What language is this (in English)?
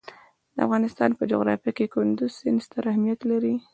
Pashto